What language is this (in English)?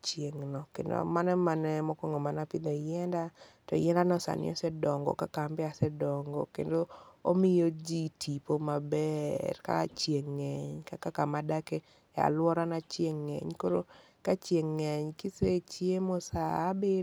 Luo (Kenya and Tanzania)